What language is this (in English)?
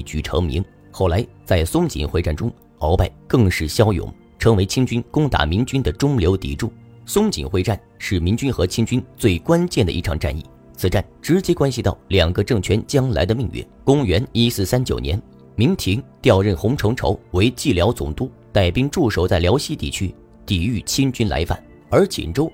Chinese